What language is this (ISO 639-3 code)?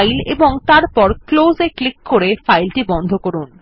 ben